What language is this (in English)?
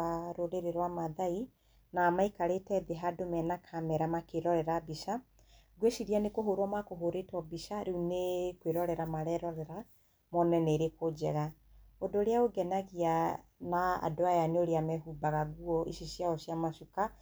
Kikuyu